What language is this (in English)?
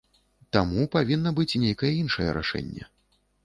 Belarusian